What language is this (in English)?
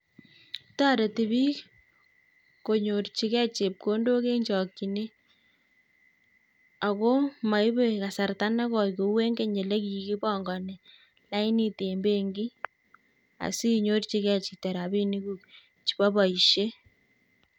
Kalenjin